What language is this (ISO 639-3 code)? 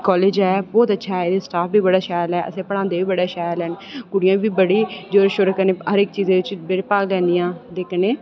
doi